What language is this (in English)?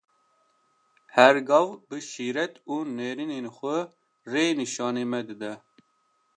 Kurdish